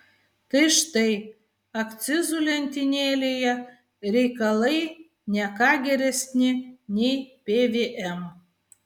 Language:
Lithuanian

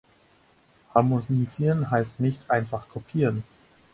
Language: German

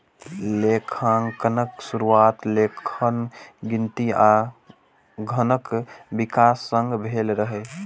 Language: Maithili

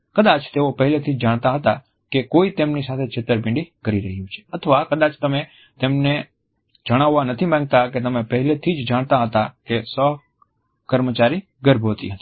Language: Gujarati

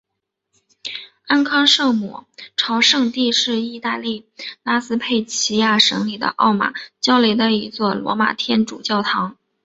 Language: Chinese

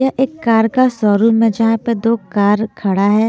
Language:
Hindi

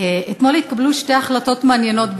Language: Hebrew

